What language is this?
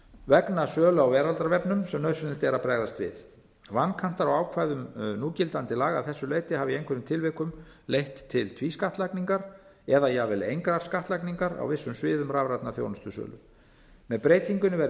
Icelandic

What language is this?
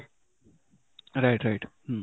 Odia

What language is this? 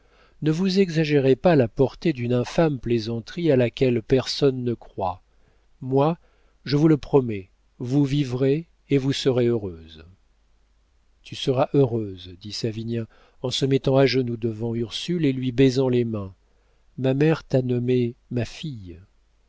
French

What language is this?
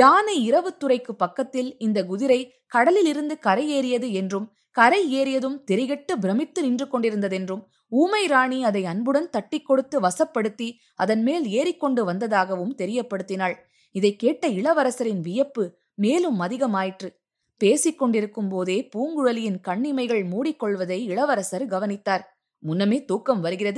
Tamil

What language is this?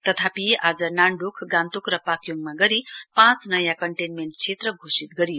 Nepali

